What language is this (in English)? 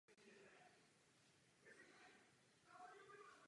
Czech